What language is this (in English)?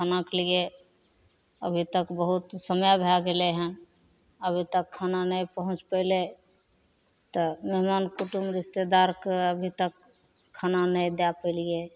Maithili